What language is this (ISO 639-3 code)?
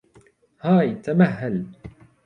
ara